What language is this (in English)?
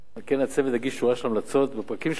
Hebrew